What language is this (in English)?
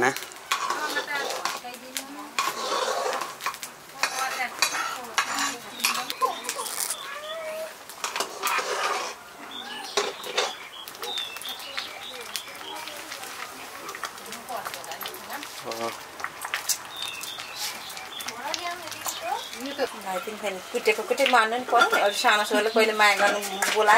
Thai